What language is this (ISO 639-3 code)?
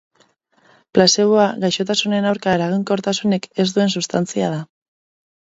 eus